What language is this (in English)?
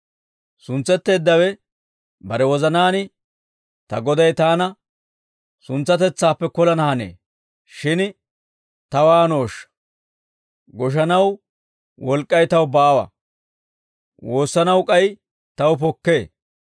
Dawro